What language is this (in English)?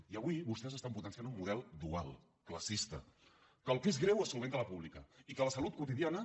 Catalan